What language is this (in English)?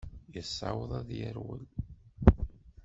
Kabyle